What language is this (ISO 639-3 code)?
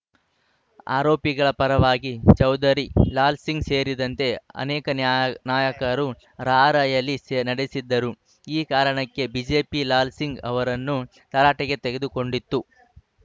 kan